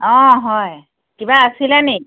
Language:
Assamese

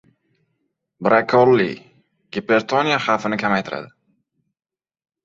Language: Uzbek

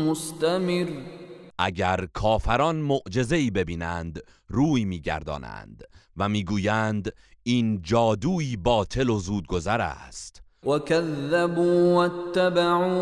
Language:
Persian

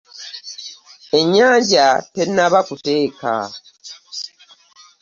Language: Ganda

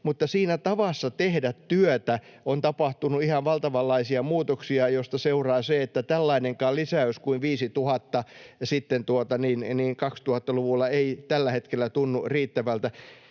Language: Finnish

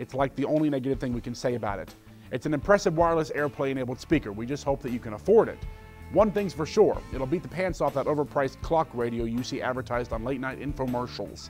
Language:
English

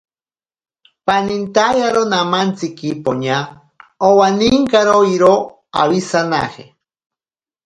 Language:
Ashéninka Perené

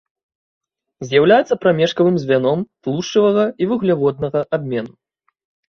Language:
Belarusian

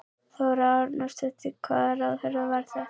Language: Icelandic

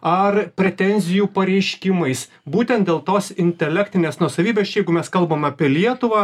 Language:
Lithuanian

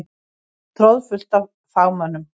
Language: Icelandic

